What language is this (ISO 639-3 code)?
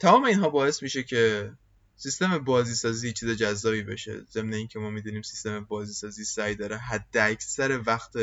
fas